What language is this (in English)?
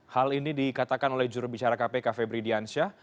Indonesian